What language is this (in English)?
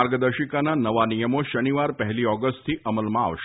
Gujarati